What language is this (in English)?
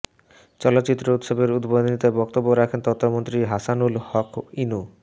Bangla